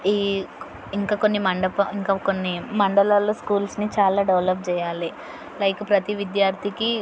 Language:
Telugu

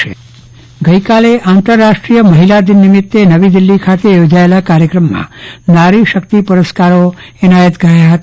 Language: Gujarati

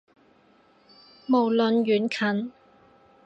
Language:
Cantonese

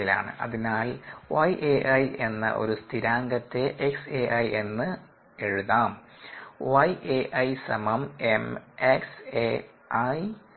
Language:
Malayalam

